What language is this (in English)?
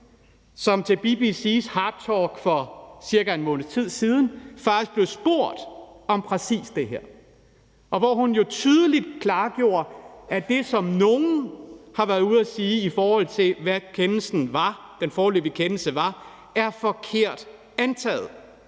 Danish